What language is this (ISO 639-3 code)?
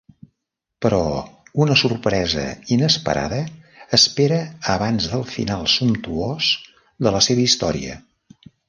cat